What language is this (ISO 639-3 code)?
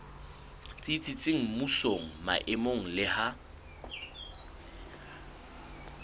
sot